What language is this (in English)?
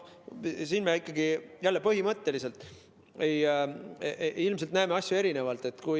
Estonian